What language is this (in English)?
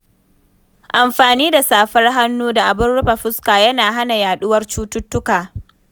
Hausa